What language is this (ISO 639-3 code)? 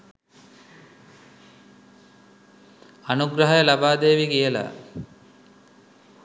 sin